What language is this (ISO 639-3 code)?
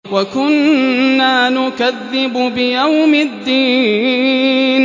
ara